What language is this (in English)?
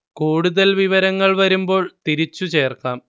Malayalam